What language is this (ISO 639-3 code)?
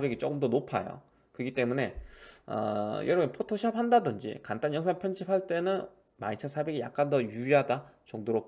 kor